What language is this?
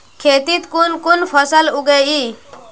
Magahi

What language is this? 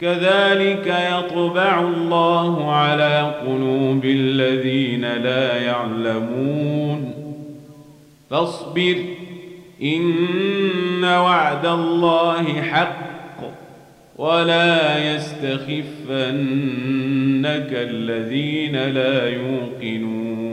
Arabic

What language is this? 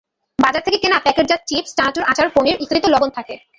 Bangla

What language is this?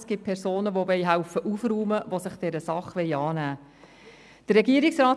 Swiss German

